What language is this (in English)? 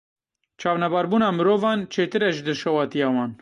Kurdish